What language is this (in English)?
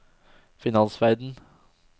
Norwegian